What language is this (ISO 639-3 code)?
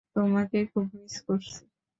ben